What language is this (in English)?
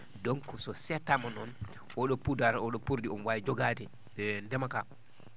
Fula